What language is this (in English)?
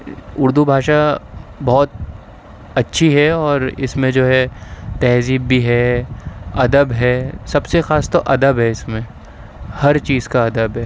Urdu